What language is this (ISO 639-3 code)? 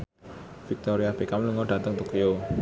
jav